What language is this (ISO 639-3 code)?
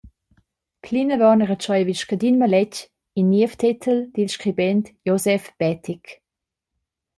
roh